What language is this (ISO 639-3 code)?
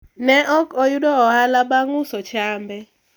luo